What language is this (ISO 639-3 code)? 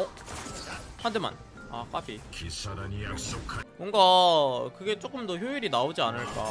kor